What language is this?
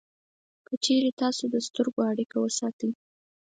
Pashto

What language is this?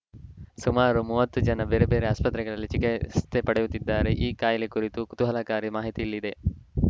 Kannada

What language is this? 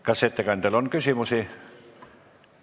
Estonian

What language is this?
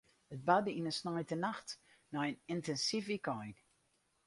Western Frisian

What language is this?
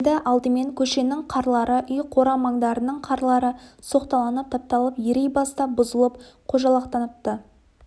Kazakh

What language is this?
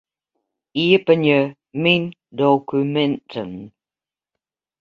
Western Frisian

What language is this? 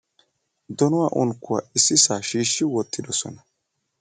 Wolaytta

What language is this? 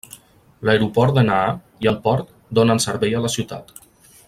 Catalan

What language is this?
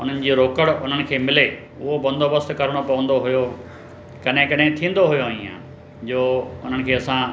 Sindhi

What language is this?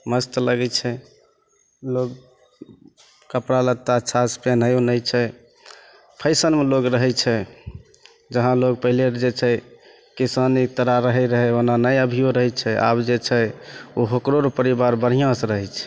Maithili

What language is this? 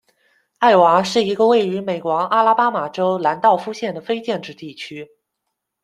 Chinese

